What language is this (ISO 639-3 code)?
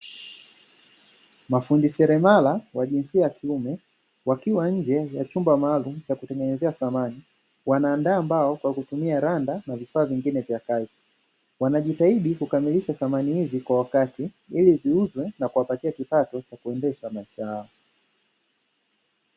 swa